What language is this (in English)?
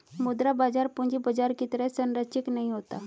Hindi